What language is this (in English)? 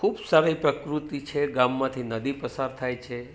Gujarati